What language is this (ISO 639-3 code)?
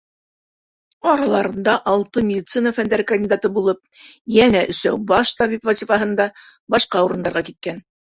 bak